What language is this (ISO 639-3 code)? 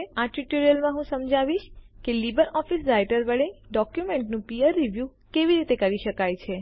guj